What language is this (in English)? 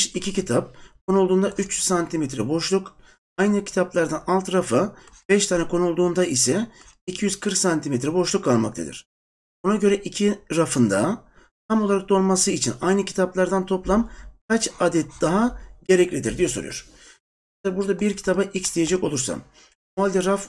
Turkish